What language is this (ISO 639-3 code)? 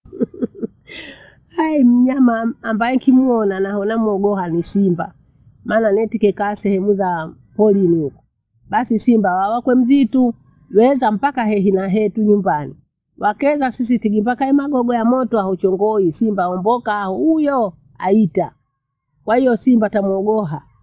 bou